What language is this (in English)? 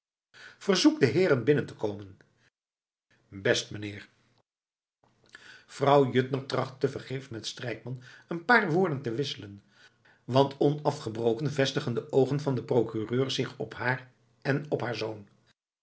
Dutch